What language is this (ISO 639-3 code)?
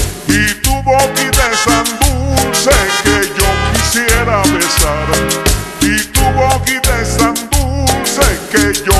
ara